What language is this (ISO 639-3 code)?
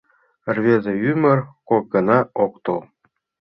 chm